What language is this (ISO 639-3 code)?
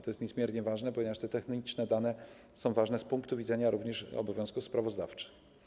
pol